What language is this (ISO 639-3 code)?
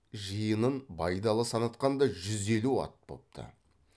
kaz